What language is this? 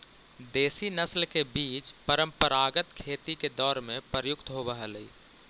Magahi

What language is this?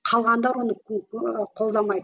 Kazakh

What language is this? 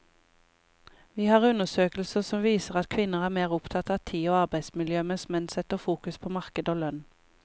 Norwegian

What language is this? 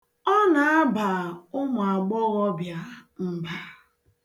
Igbo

